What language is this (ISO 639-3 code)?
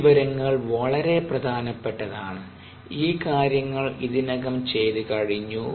mal